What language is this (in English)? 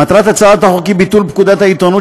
Hebrew